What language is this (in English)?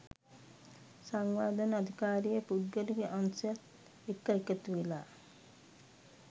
Sinhala